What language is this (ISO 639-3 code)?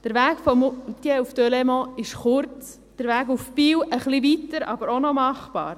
gsw